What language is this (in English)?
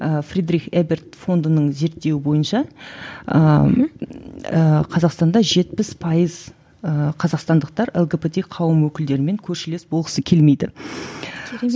Kazakh